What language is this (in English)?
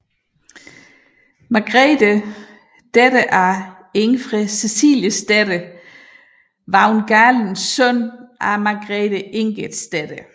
Danish